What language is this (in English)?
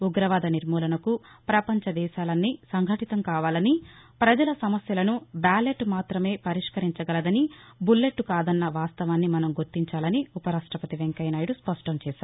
Telugu